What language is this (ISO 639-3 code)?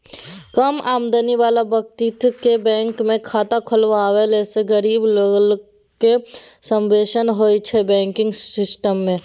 mai